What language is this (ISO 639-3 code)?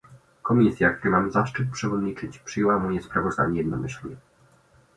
pol